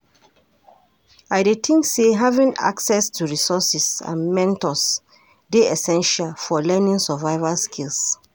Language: Nigerian Pidgin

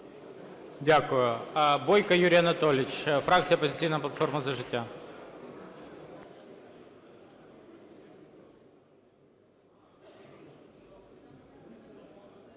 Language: Ukrainian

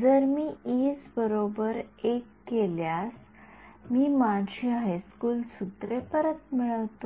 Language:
Marathi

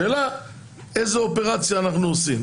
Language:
Hebrew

